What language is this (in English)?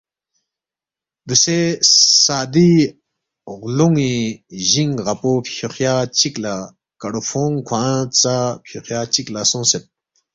Balti